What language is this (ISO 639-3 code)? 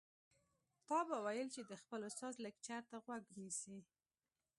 pus